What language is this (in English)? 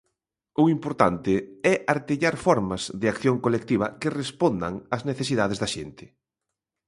Galician